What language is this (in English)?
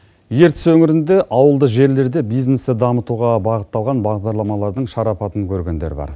Kazakh